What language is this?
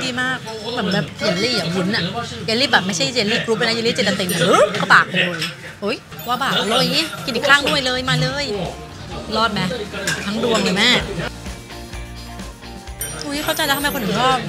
Thai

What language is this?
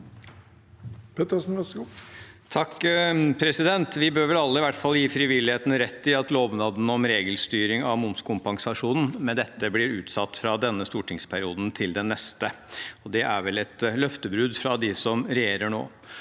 Norwegian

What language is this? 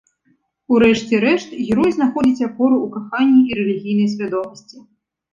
Belarusian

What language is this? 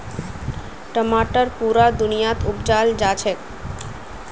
Magahi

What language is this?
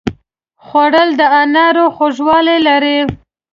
Pashto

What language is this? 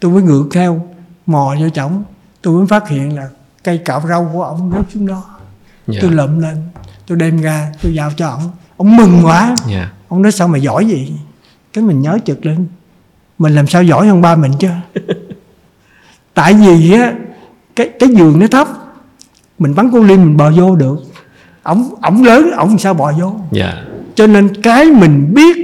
Vietnamese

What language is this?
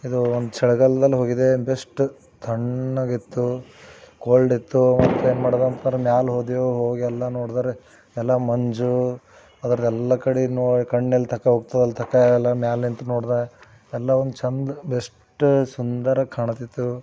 Kannada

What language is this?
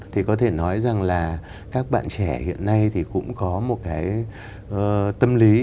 Vietnamese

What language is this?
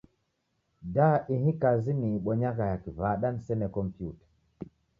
Taita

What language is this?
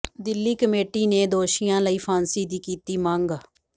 Punjabi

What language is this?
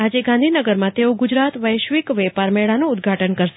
Gujarati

